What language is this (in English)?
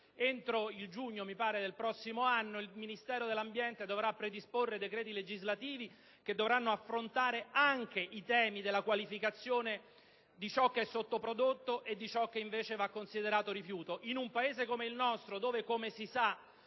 Italian